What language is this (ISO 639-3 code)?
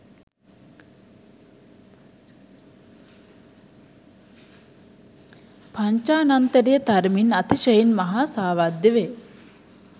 sin